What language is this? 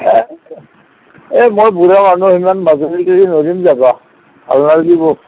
Assamese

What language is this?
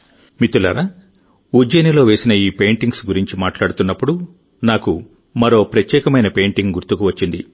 Telugu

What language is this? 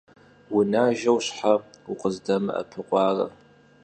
Kabardian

